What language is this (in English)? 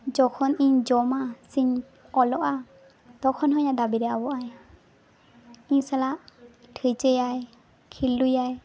Santali